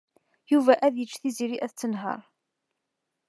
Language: Kabyle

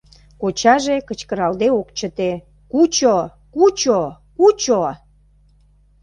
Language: Mari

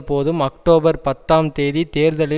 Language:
Tamil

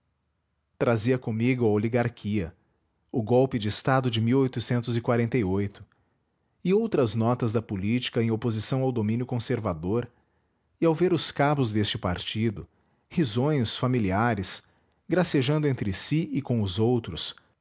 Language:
Portuguese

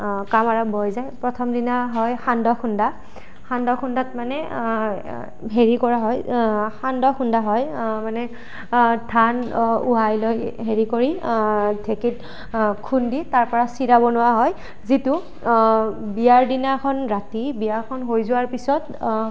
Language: Assamese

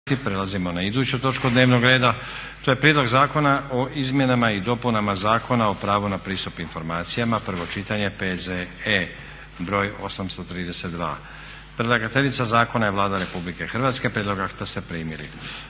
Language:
Croatian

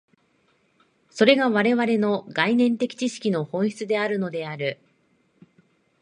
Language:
Japanese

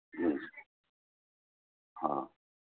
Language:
Gujarati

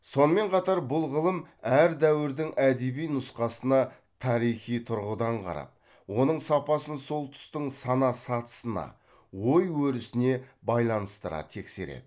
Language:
Kazakh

